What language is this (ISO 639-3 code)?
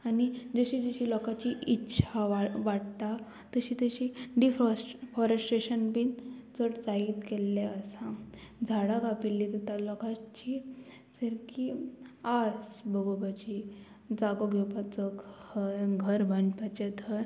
kok